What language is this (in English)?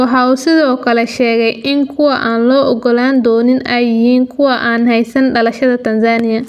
Somali